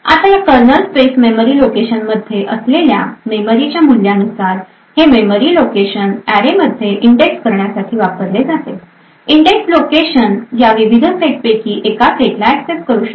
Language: Marathi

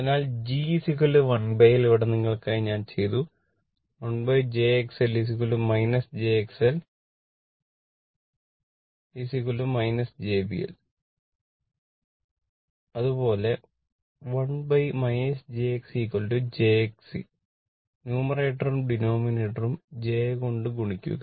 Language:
Malayalam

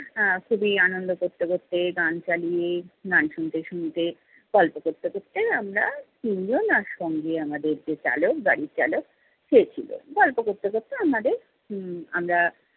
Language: Bangla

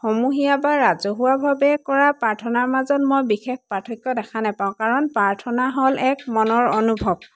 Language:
Assamese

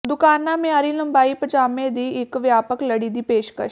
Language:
Punjabi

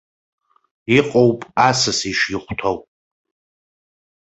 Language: Abkhazian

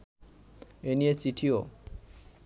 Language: Bangla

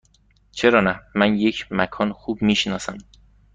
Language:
Persian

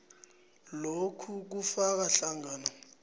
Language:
South Ndebele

